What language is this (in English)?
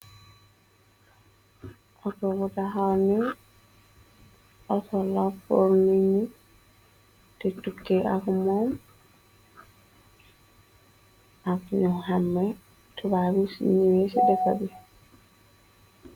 Wolof